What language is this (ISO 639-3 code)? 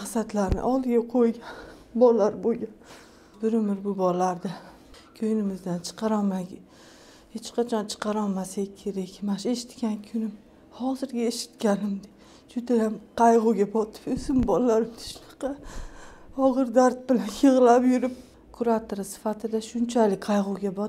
tur